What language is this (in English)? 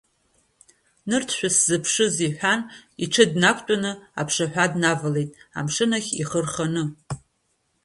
Abkhazian